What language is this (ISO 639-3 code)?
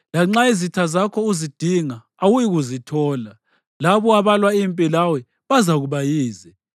nde